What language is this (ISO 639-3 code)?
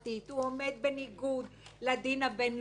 heb